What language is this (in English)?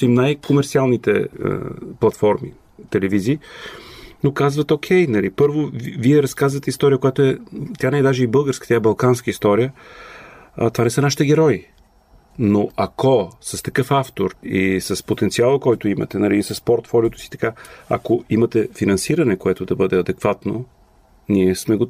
Bulgarian